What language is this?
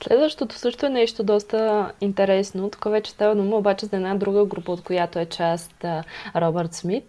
Bulgarian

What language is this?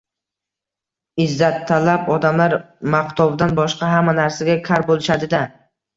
Uzbek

